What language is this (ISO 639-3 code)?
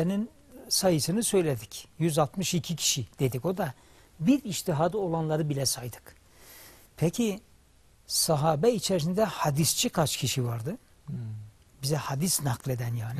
tur